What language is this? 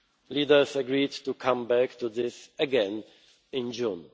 English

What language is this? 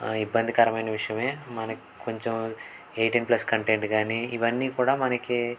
Telugu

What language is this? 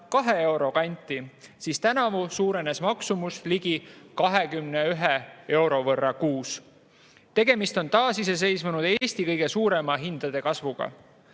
Estonian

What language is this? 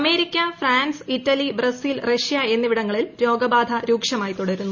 Malayalam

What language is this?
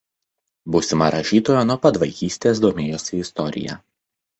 Lithuanian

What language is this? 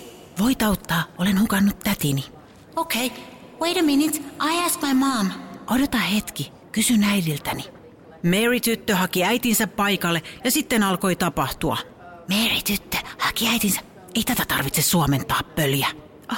Finnish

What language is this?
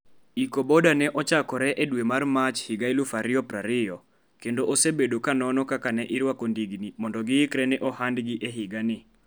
Luo (Kenya and Tanzania)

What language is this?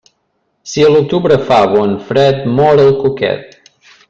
Catalan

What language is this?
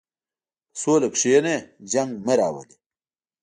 Pashto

